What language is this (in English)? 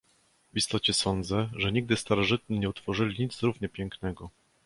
Polish